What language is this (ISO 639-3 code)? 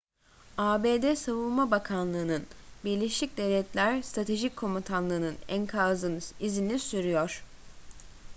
tur